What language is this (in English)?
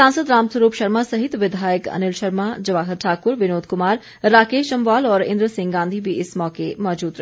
Hindi